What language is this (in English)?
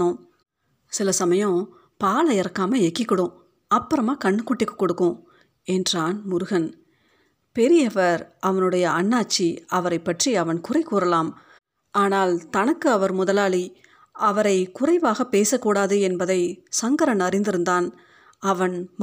Tamil